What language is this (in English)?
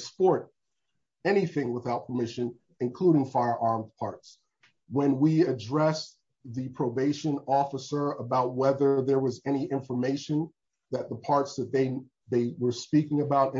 English